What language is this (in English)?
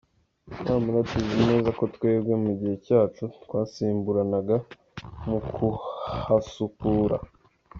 Kinyarwanda